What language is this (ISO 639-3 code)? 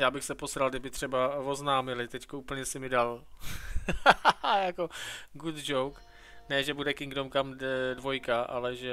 ces